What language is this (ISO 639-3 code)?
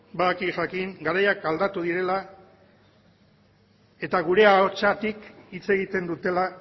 eus